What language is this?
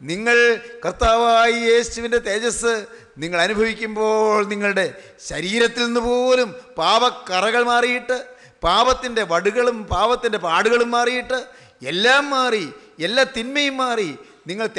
Hindi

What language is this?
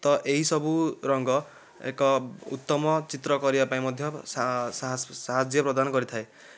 Odia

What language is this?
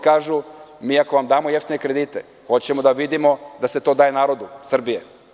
Serbian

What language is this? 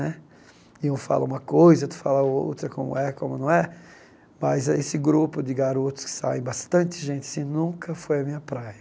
Portuguese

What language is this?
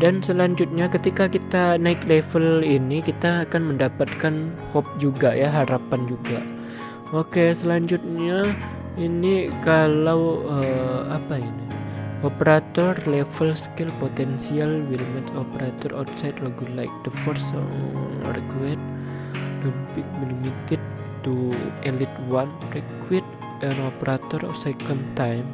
Indonesian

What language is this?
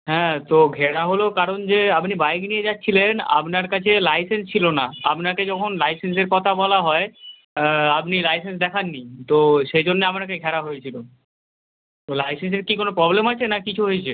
Bangla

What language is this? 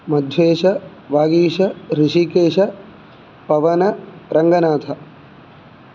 Sanskrit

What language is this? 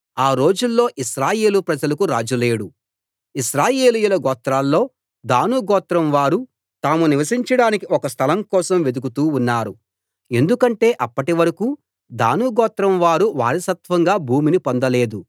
Telugu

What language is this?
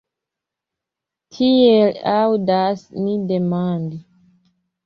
Esperanto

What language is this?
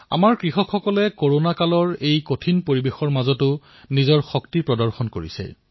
Assamese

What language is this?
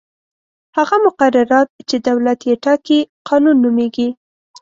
Pashto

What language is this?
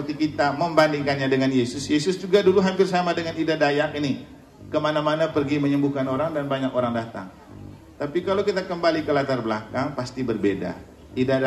Indonesian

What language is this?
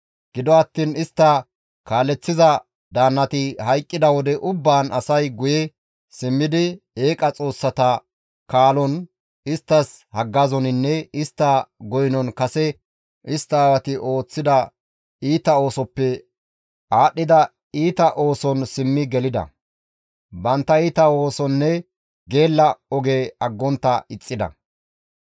Gamo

